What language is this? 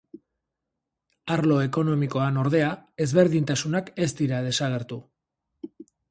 Basque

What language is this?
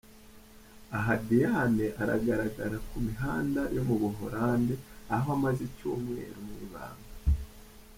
Kinyarwanda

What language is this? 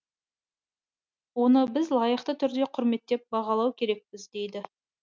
Kazakh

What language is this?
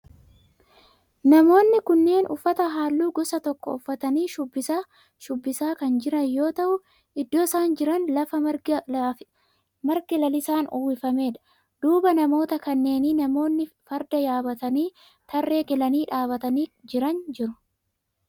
Oromo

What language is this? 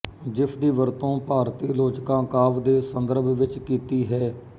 Punjabi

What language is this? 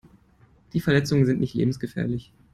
German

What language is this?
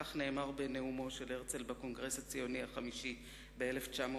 Hebrew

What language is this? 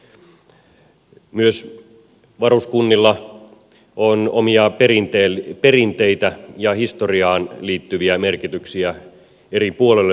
Finnish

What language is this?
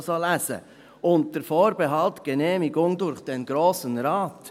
Swiss German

